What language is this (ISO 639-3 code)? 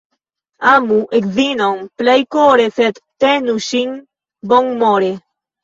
epo